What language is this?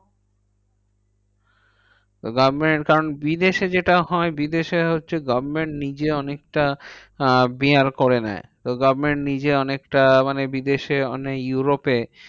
Bangla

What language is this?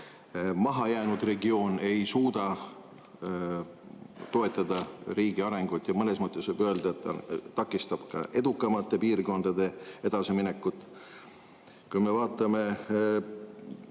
Estonian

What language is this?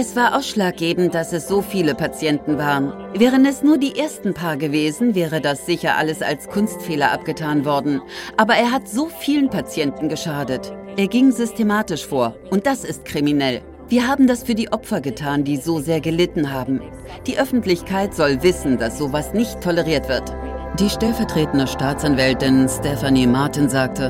German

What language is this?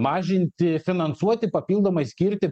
Lithuanian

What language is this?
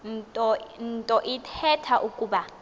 Xhosa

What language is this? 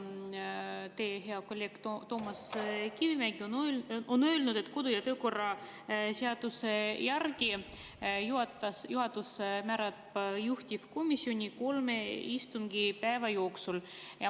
Estonian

